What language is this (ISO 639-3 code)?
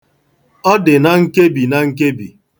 ibo